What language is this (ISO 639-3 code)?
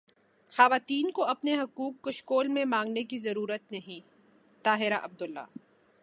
urd